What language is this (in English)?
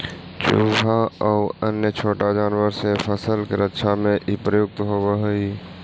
Magahi